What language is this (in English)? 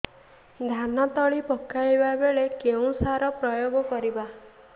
Odia